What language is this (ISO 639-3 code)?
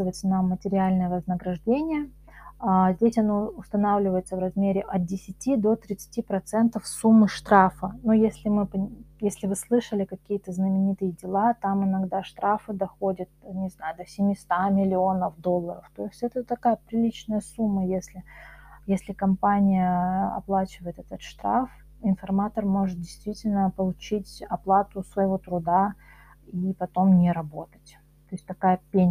rus